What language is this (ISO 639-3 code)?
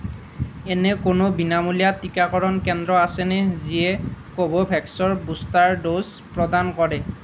asm